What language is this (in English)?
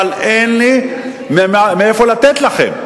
Hebrew